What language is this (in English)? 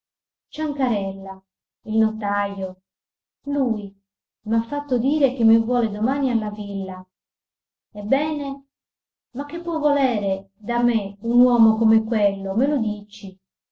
Italian